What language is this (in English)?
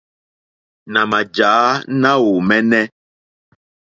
Mokpwe